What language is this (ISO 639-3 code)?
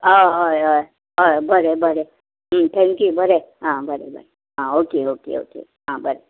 kok